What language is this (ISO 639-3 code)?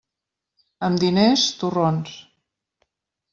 cat